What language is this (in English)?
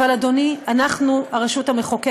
Hebrew